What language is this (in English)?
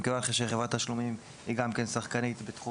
Hebrew